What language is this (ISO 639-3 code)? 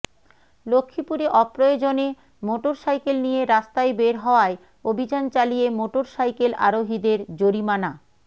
ben